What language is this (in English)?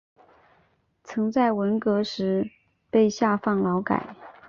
Chinese